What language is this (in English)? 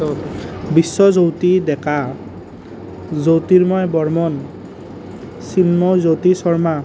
Assamese